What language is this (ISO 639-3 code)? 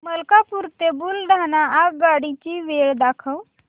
mar